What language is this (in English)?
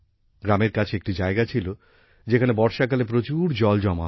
Bangla